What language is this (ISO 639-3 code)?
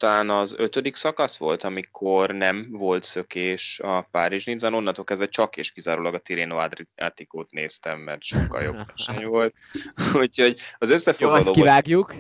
hun